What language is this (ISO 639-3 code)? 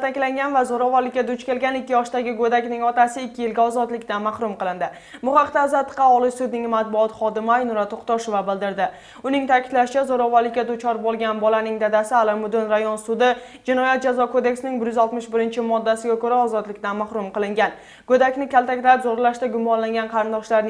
rus